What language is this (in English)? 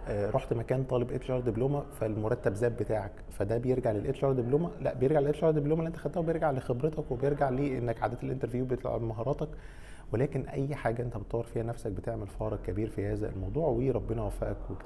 Arabic